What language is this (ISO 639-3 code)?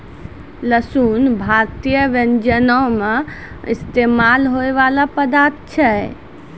mai